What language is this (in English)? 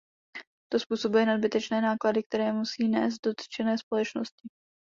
Czech